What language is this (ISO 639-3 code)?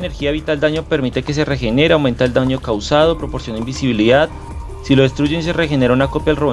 spa